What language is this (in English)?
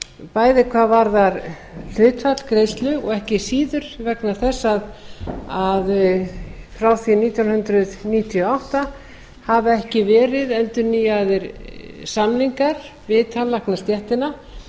Icelandic